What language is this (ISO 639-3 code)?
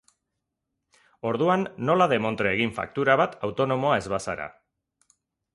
eus